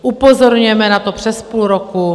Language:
Czech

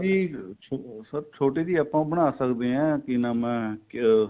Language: Punjabi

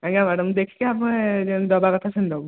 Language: Odia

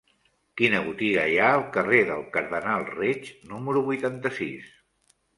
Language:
Catalan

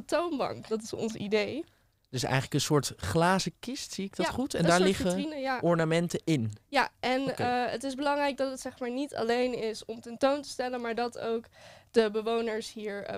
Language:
Dutch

